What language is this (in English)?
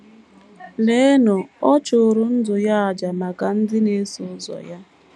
Igbo